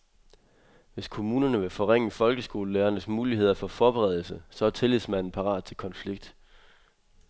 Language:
Danish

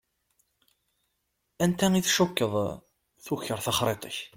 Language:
Kabyle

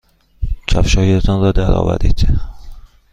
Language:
Persian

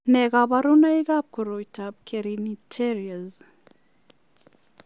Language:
Kalenjin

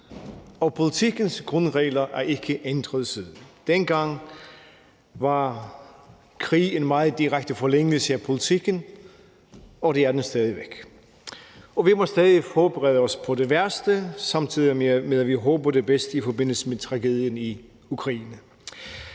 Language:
Danish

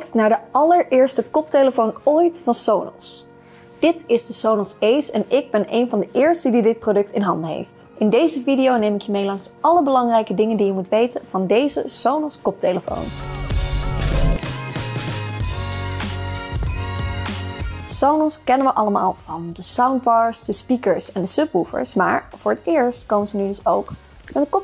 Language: Dutch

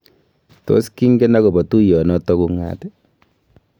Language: Kalenjin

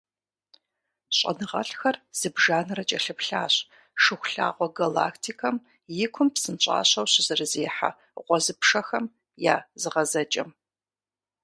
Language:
Kabardian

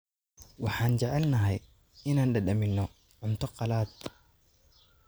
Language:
Somali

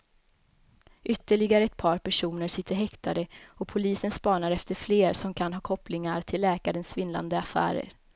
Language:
Swedish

